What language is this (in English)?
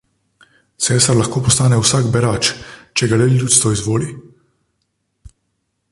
Slovenian